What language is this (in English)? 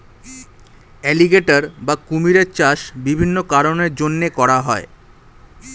Bangla